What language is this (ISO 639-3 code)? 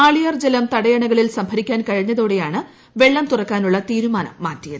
mal